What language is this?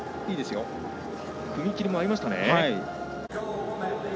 Japanese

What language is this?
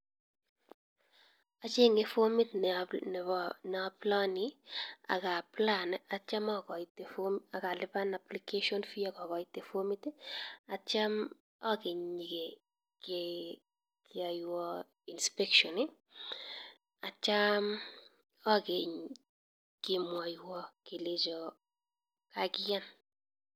Kalenjin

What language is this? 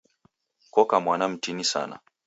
Taita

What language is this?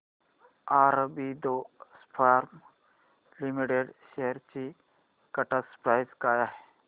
Marathi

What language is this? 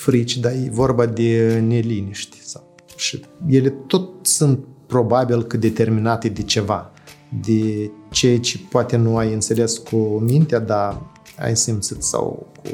Romanian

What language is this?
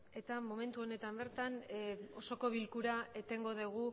Basque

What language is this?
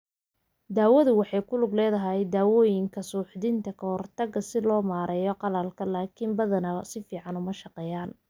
Somali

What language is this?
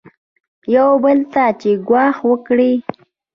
Pashto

